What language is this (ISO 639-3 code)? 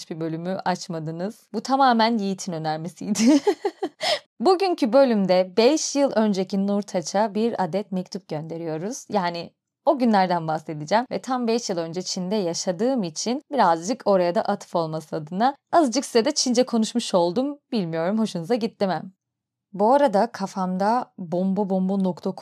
tur